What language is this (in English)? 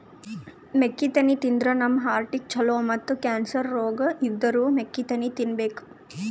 Kannada